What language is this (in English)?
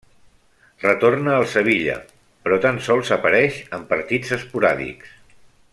Catalan